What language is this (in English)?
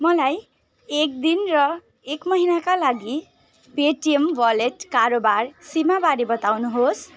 Nepali